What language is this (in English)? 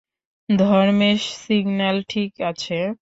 Bangla